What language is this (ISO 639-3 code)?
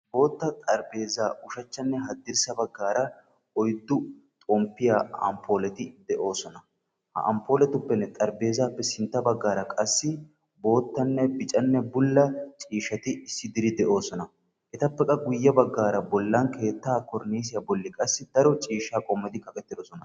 wal